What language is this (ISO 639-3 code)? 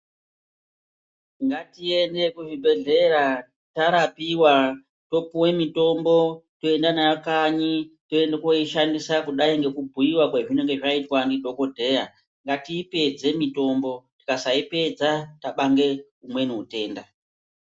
ndc